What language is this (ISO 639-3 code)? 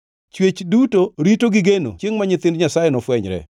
luo